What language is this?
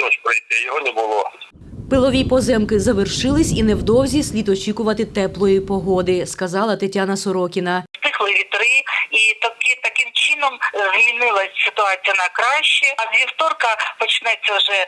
Ukrainian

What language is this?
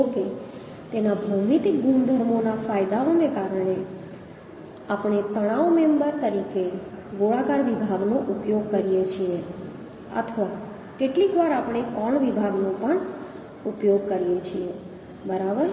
Gujarati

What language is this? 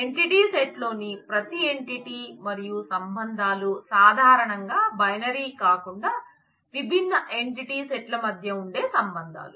Telugu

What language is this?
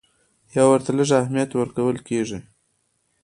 Pashto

